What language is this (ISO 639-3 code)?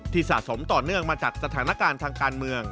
tha